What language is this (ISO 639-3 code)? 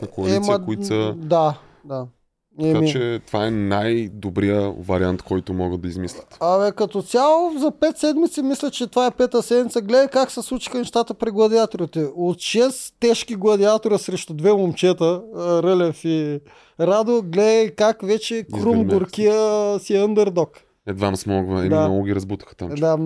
bul